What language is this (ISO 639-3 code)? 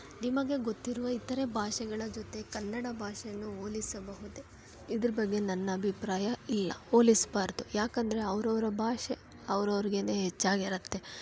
kan